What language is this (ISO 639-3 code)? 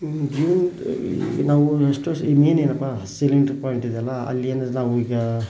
kan